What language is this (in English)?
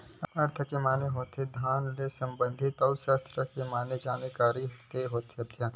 Chhattisgarhi